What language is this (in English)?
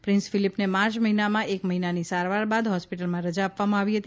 Gujarati